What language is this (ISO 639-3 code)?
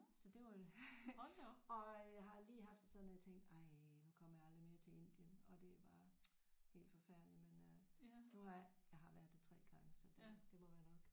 dan